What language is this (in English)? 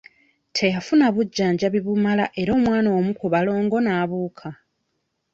Ganda